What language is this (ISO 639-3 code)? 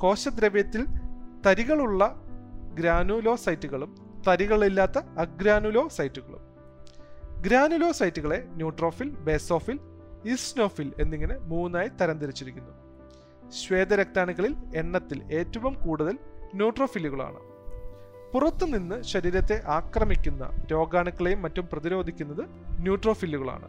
mal